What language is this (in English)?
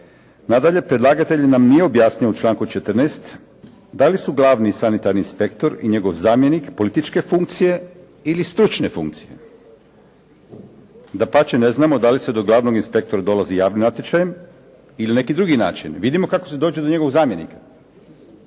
Croatian